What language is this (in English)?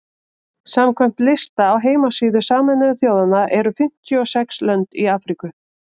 Icelandic